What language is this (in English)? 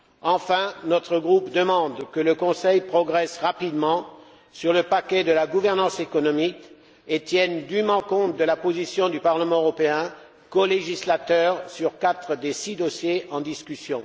French